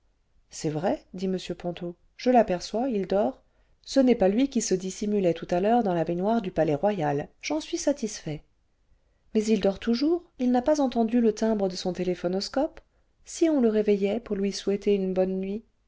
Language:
French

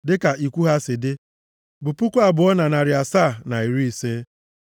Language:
Igbo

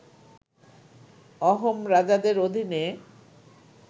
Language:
Bangla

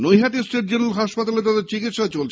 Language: Bangla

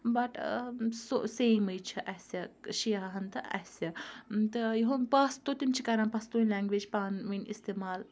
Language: Kashmiri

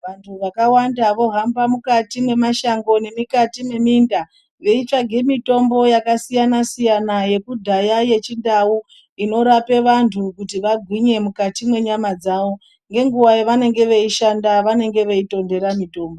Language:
Ndau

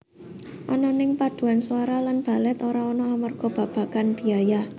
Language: Javanese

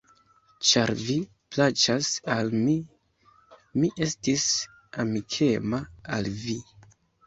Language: Esperanto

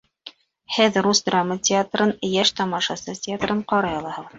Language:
Bashkir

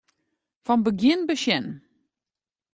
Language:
Western Frisian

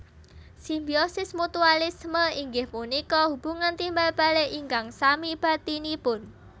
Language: Javanese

